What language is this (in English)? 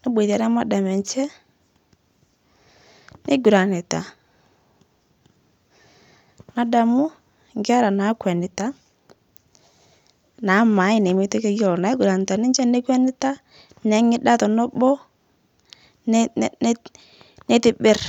Masai